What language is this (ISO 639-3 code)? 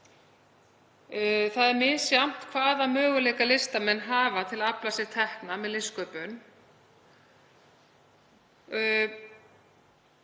isl